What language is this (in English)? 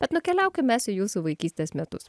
Lithuanian